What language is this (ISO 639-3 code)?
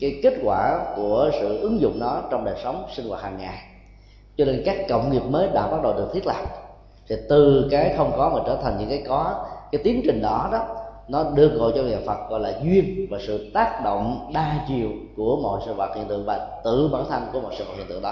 vie